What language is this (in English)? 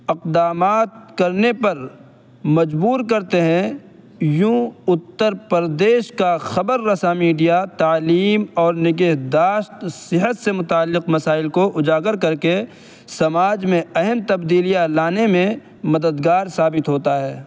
Urdu